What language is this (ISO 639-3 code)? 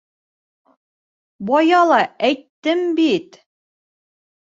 bak